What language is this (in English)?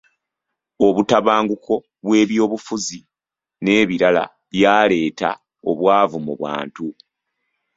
Ganda